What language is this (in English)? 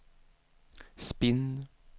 Swedish